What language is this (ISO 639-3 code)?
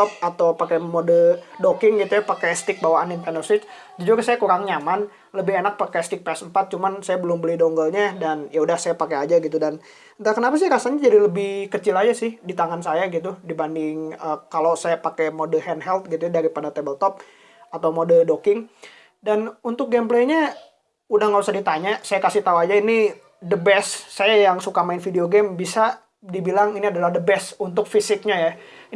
ind